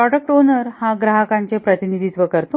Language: Marathi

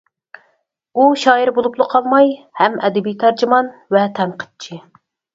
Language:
Uyghur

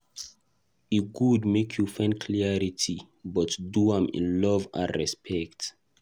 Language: Nigerian Pidgin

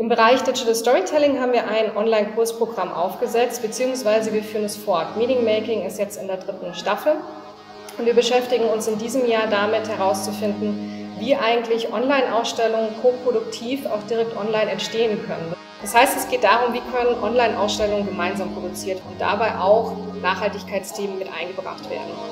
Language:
German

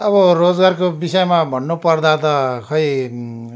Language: Nepali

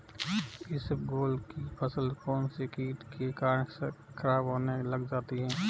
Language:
Hindi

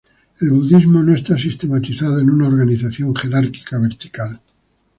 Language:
Spanish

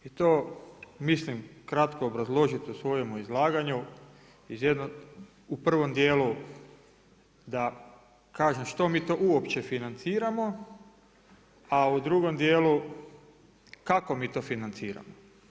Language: Croatian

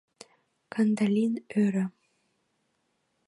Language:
Mari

